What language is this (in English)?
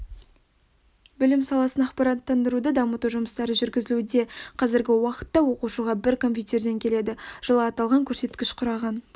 Kazakh